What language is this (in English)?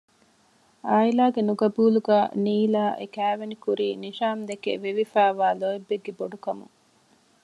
Divehi